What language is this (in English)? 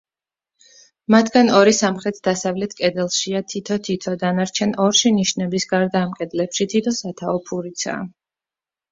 Georgian